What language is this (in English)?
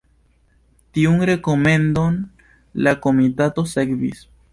Esperanto